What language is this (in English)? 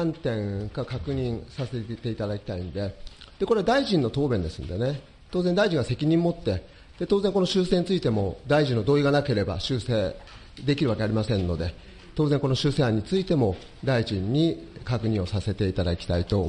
Japanese